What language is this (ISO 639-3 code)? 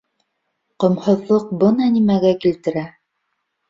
bak